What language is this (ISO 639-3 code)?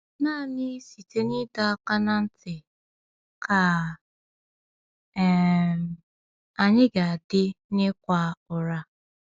ibo